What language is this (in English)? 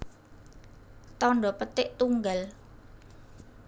Javanese